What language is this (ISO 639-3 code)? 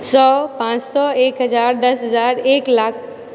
mai